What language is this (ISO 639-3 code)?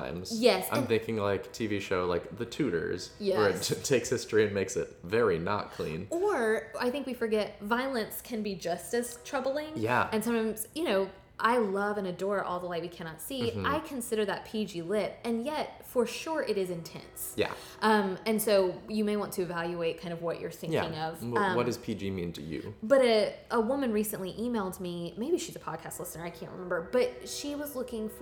eng